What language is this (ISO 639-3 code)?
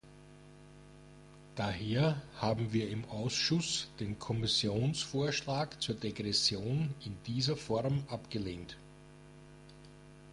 deu